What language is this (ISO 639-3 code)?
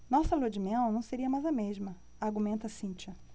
por